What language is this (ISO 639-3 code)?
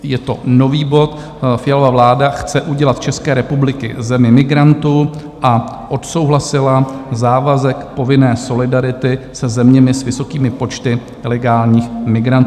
ces